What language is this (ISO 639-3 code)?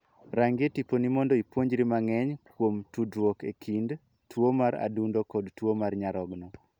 luo